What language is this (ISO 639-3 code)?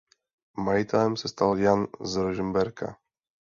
ces